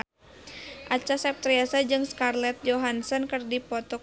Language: Sundanese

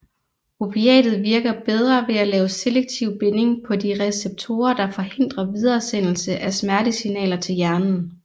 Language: Danish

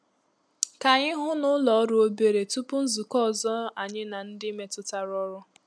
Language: Igbo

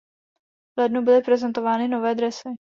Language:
Czech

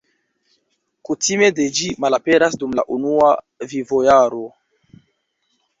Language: Esperanto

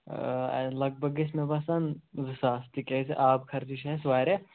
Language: Kashmiri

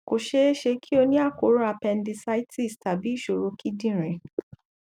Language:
Yoruba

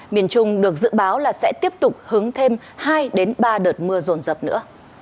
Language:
Vietnamese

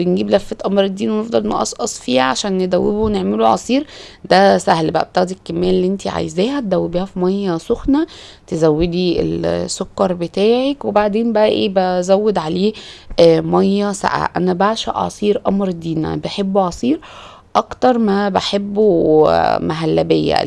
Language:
Arabic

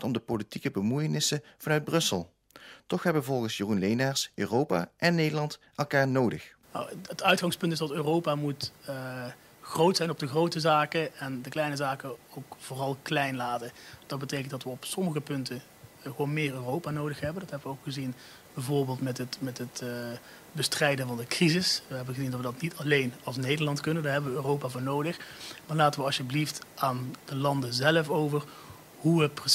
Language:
Dutch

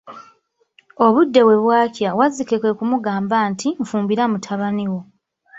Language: Ganda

